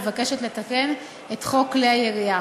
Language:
Hebrew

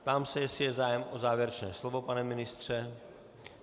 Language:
Czech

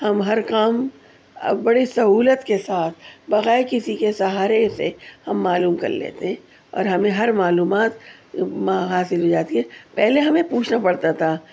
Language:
Urdu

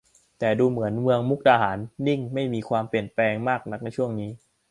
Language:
Thai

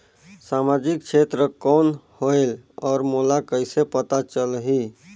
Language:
Chhattisgarhi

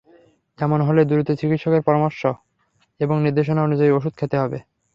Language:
Bangla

